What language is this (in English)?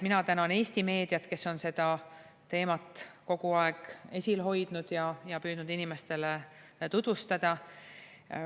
Estonian